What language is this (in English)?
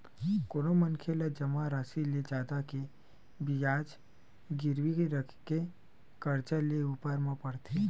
Chhattisgarhi